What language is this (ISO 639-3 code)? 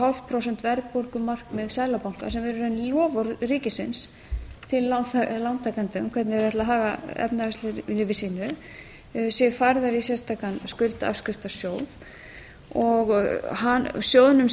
isl